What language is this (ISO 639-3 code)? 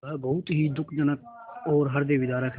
hin